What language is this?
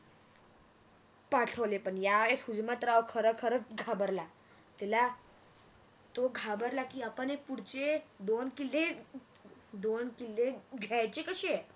Marathi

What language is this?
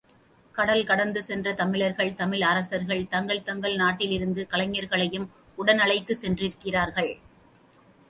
Tamil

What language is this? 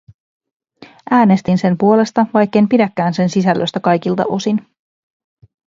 Finnish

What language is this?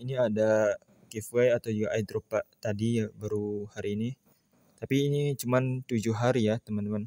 Indonesian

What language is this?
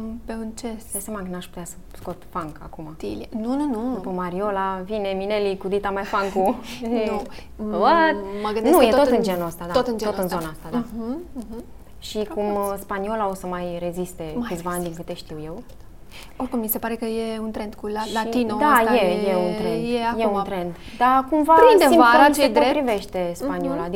Romanian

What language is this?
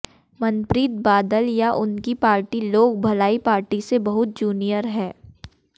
Hindi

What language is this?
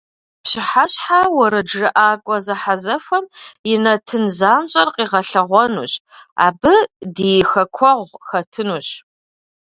Kabardian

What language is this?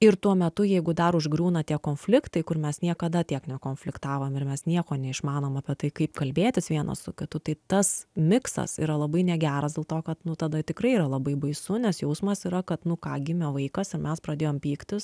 Lithuanian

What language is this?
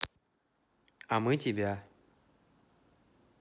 Russian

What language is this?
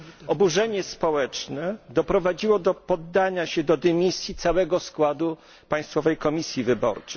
Polish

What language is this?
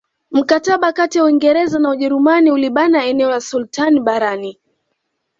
Swahili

